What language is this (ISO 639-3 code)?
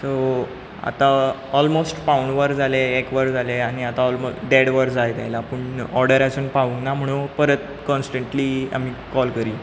kok